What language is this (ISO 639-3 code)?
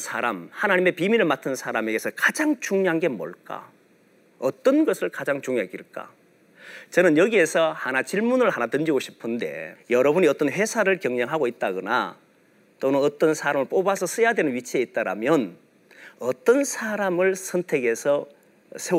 kor